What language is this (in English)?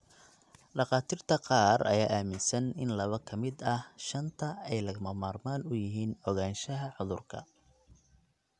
Somali